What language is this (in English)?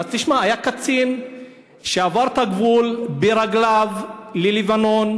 Hebrew